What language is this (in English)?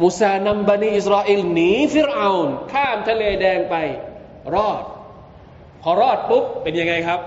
Thai